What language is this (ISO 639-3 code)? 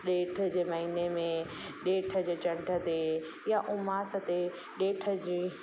snd